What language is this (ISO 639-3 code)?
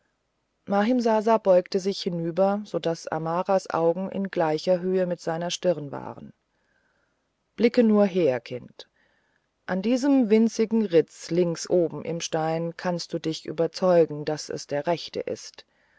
deu